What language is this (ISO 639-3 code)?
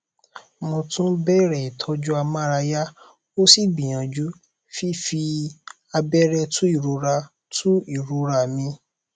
yor